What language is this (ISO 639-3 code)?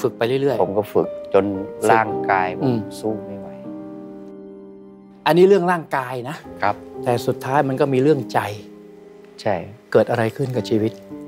tha